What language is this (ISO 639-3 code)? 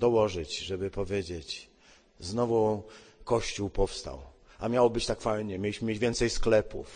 pol